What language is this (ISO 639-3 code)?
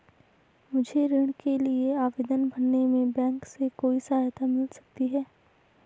hin